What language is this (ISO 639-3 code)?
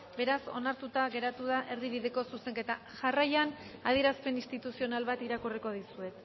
eus